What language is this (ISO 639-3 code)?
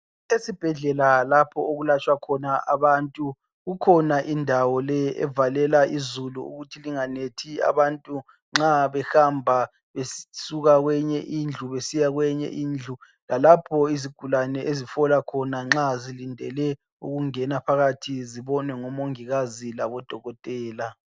nde